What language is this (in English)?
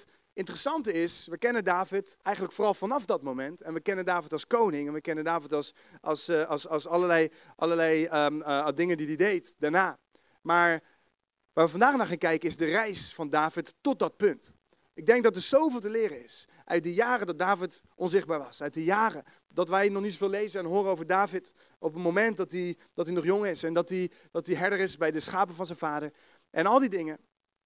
Dutch